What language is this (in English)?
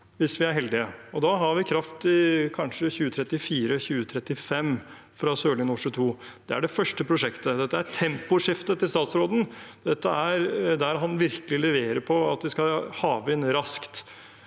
Norwegian